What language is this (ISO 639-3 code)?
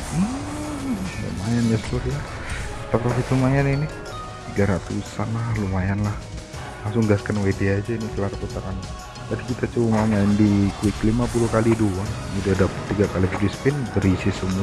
ind